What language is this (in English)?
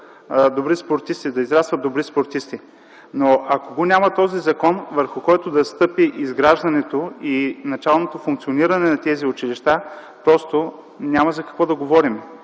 Bulgarian